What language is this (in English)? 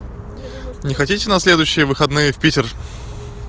Russian